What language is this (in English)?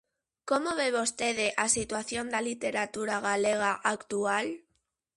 Galician